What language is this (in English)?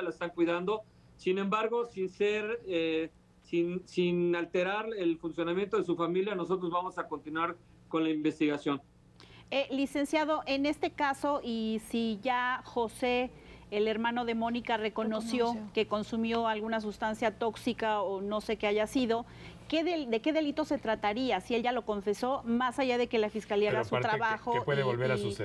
Spanish